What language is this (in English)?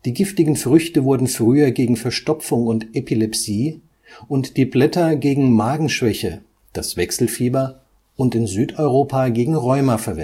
German